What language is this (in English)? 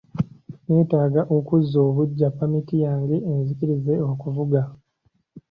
Ganda